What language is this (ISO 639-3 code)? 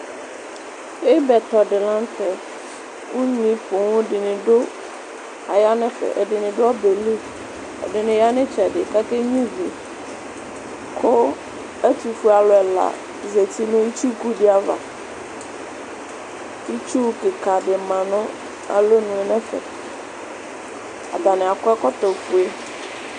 kpo